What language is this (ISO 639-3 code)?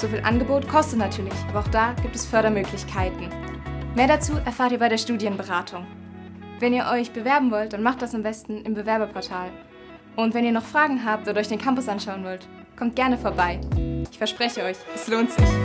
deu